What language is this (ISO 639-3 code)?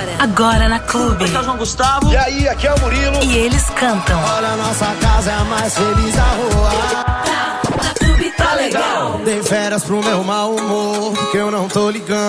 por